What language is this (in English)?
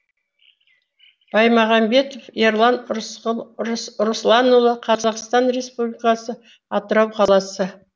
Kazakh